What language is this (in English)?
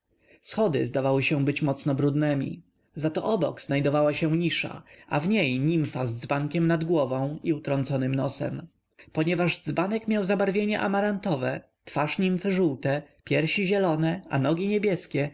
Polish